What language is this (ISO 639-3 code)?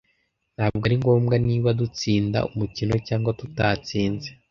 kin